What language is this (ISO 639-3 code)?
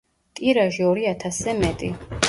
kat